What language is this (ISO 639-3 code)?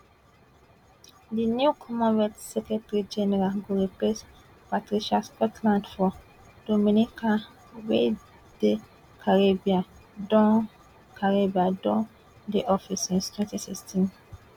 pcm